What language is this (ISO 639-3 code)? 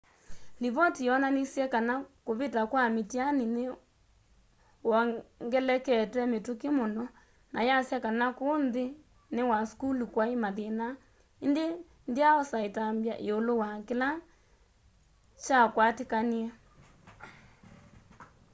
kam